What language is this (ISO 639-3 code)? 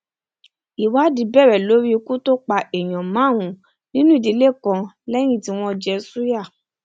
yor